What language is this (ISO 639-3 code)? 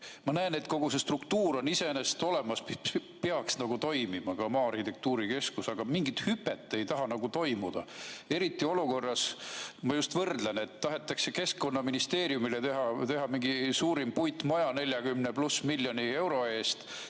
est